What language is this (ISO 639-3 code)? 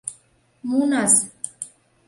chm